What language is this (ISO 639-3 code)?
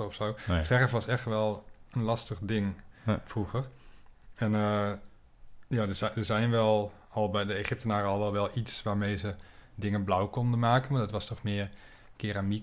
nld